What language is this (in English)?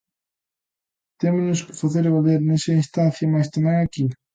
Galician